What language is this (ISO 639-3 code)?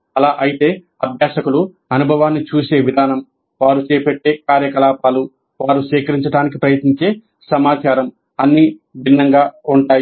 tel